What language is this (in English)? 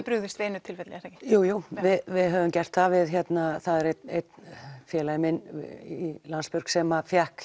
Icelandic